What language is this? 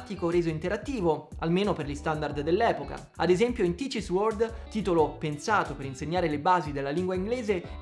Italian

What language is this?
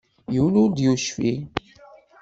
Kabyle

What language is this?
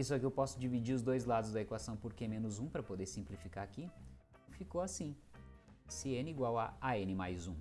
Portuguese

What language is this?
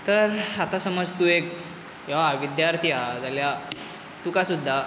Konkani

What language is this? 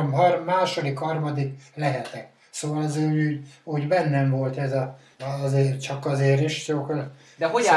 Hungarian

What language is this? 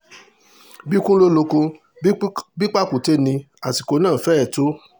Yoruba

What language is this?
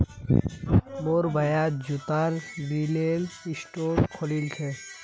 Magahi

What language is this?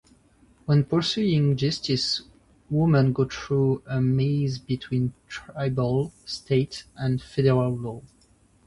English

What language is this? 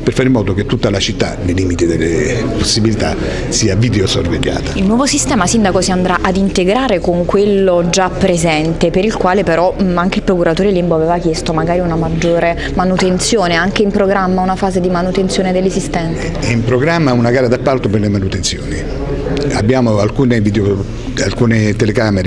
Italian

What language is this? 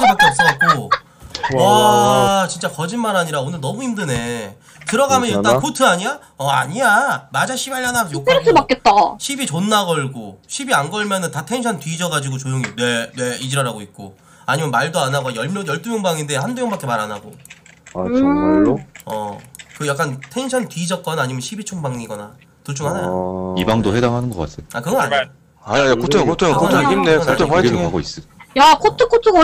Korean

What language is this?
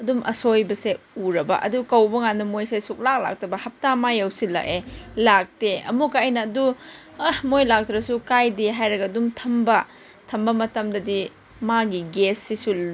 Manipuri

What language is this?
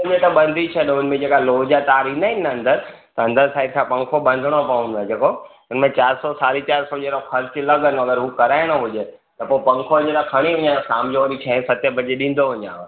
Sindhi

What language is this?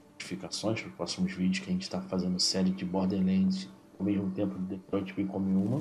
Portuguese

